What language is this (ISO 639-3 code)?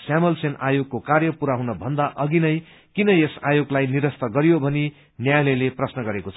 nep